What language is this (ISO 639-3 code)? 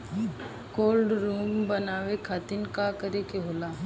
bho